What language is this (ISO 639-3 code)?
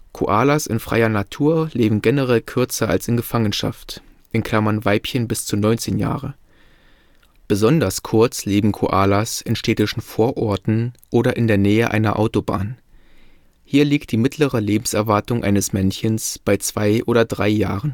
deu